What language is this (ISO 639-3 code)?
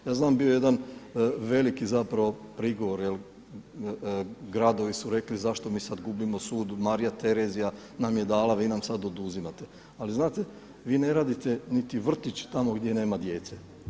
hrv